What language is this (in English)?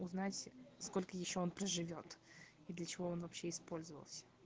Russian